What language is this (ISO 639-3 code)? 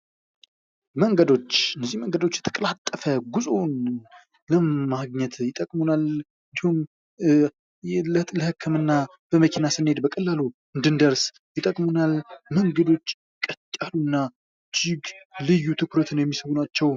amh